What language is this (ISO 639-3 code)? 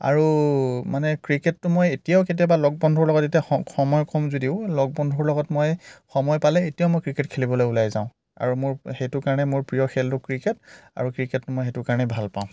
asm